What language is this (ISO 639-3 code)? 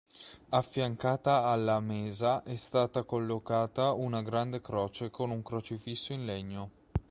ita